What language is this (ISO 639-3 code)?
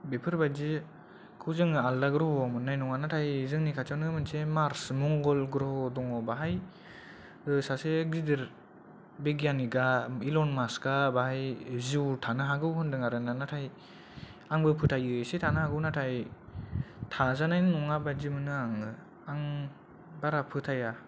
brx